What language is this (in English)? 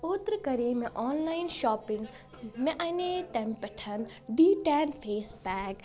Kashmiri